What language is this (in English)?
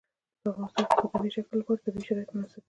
Pashto